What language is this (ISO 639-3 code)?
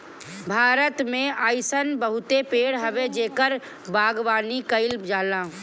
bho